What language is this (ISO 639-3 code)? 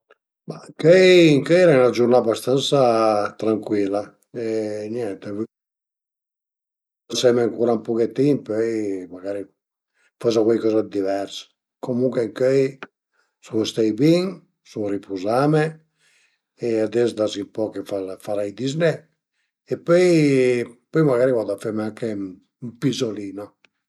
pms